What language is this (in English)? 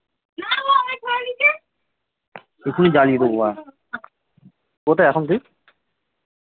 Bangla